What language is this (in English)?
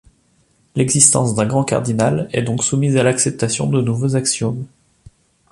French